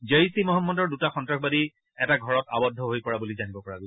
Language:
Assamese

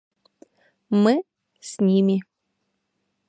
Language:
Russian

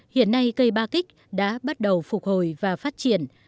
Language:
Vietnamese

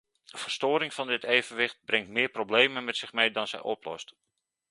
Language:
Dutch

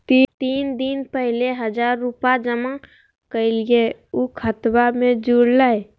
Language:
Magahi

